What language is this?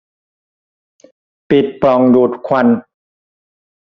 Thai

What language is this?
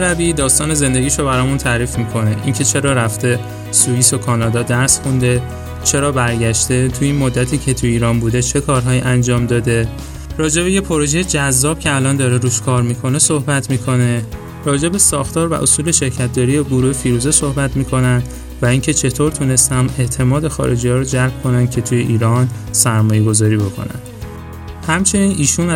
Persian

